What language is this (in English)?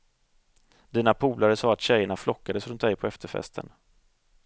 Swedish